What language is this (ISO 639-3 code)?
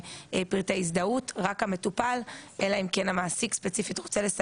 heb